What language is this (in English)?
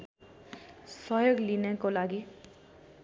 Nepali